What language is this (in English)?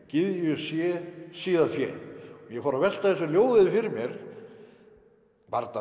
Icelandic